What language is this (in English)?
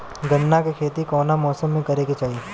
Bhojpuri